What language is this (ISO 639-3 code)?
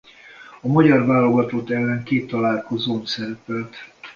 hun